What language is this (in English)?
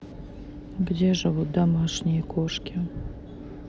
Russian